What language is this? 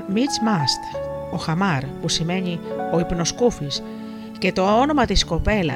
Greek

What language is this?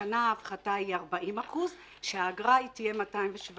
Hebrew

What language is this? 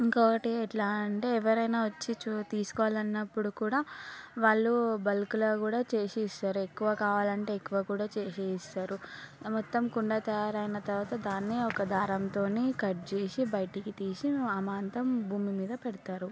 Telugu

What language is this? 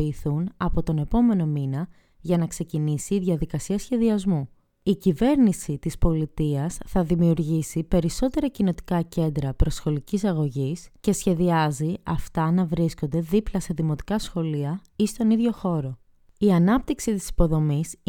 Greek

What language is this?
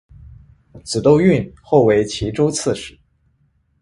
Chinese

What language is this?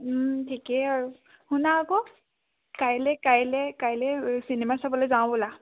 Assamese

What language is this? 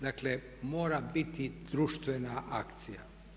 Croatian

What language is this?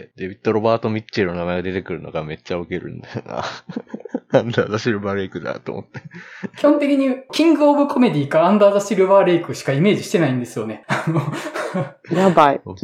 Japanese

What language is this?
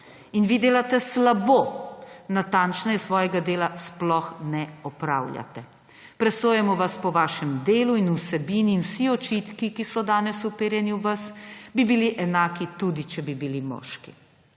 Slovenian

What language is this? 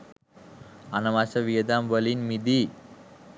Sinhala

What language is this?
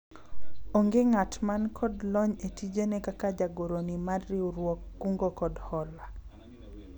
Luo (Kenya and Tanzania)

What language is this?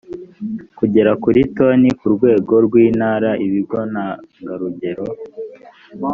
Kinyarwanda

